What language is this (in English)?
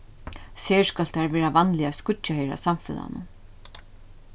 Faroese